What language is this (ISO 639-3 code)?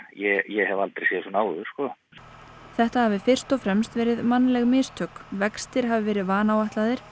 isl